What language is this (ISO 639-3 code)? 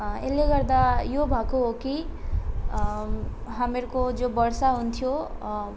nep